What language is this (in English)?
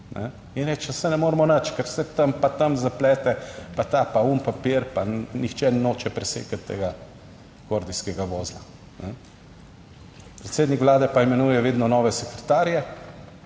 Slovenian